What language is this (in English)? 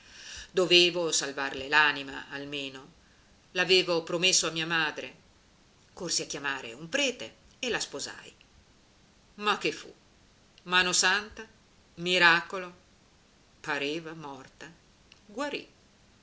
Italian